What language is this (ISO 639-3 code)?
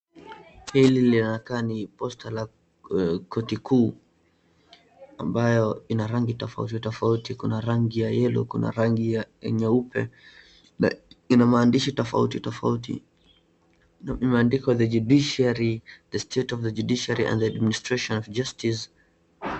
swa